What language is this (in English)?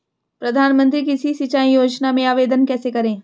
Hindi